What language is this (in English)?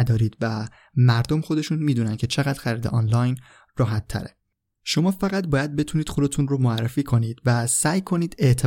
Persian